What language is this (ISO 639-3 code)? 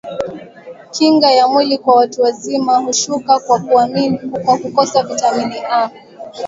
swa